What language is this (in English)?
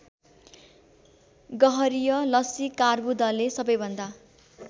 Nepali